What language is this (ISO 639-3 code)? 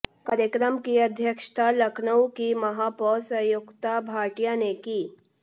hin